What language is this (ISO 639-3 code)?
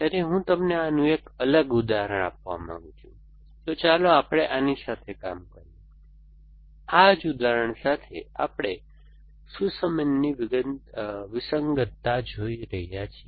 guj